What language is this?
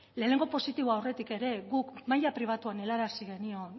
Basque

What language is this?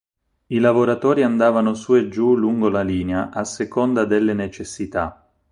Italian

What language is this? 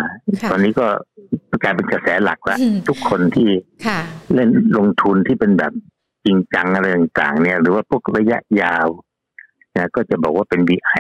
Thai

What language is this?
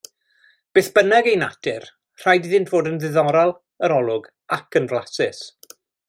Welsh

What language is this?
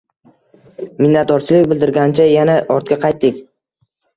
Uzbek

